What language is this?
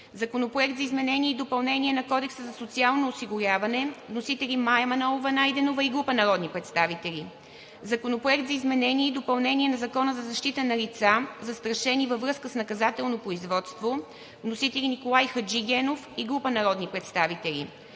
Bulgarian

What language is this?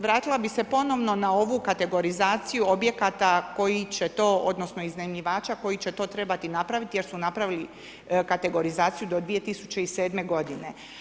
Croatian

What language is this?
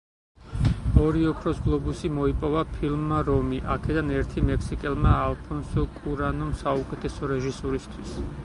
Georgian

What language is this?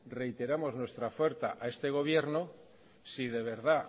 Spanish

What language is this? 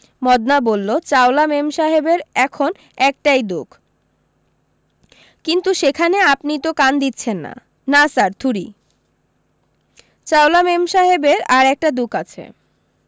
Bangla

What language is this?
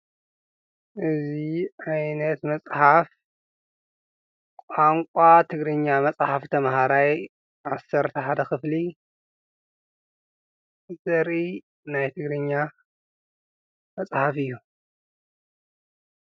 Tigrinya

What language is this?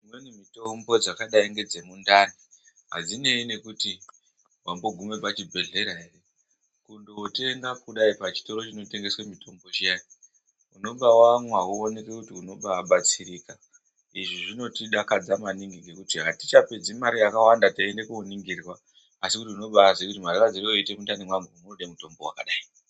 Ndau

